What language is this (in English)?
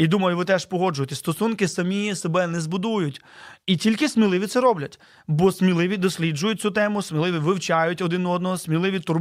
Ukrainian